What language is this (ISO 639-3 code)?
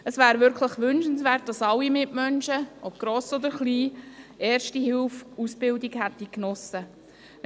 gsw